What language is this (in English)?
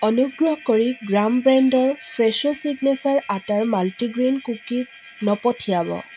Assamese